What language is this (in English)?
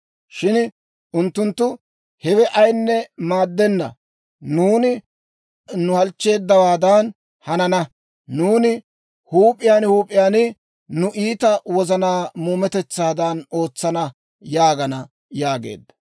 Dawro